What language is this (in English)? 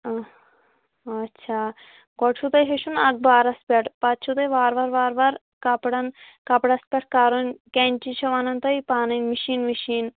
Kashmiri